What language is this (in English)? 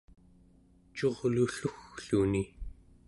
Central Yupik